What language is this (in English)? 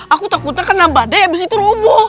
Indonesian